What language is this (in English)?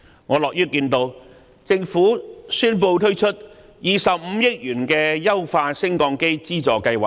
Cantonese